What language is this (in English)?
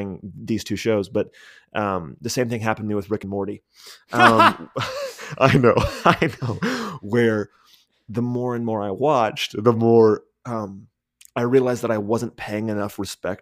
English